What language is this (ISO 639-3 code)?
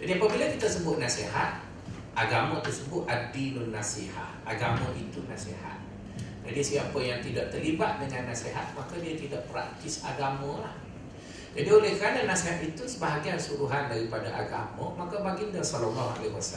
msa